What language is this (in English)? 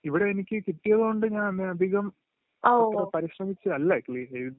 Malayalam